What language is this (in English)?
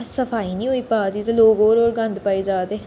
Dogri